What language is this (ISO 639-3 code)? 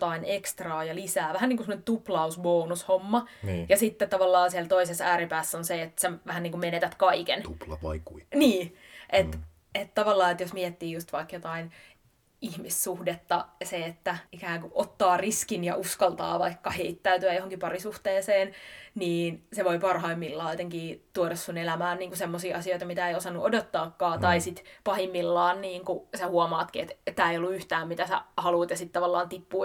fin